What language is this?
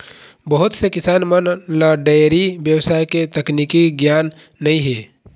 Chhattisgarhi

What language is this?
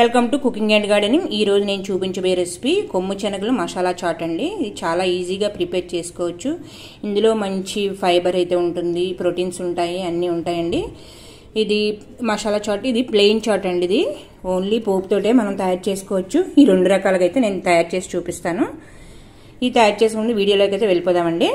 Telugu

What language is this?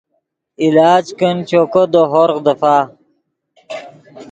Yidgha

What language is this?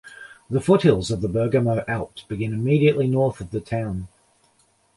English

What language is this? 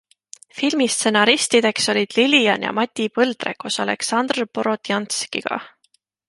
Estonian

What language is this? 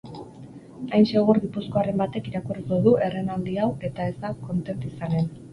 Basque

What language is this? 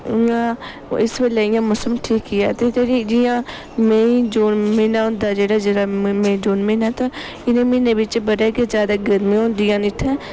Dogri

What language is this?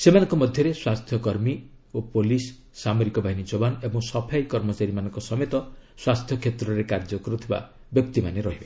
Odia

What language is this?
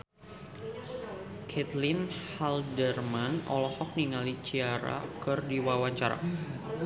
Sundanese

